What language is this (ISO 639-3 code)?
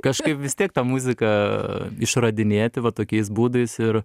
lit